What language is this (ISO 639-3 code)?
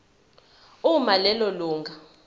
zul